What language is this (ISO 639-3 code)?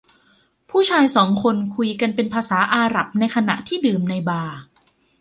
tha